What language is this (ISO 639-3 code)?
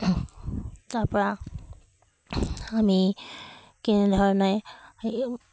asm